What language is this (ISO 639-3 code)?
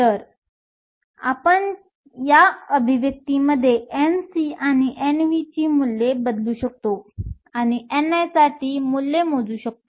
mar